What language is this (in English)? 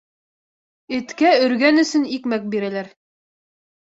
Bashkir